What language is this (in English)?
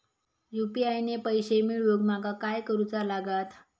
Marathi